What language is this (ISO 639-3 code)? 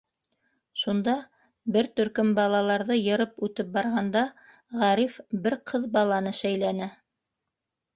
bak